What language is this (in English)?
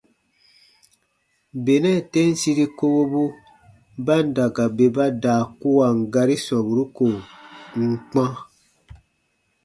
Baatonum